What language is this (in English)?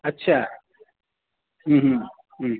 Urdu